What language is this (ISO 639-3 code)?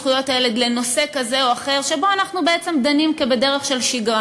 heb